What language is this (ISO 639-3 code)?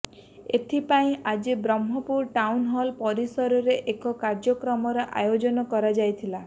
ori